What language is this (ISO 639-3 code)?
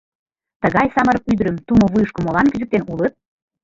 chm